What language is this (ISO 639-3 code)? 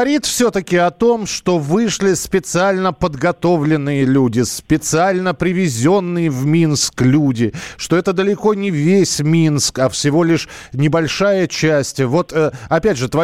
rus